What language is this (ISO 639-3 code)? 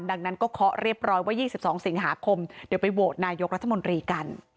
tha